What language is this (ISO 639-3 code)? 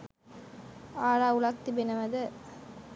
sin